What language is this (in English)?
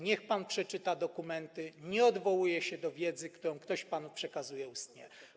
Polish